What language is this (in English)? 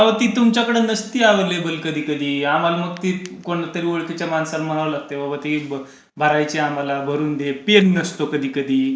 Marathi